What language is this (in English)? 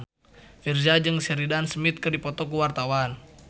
Sundanese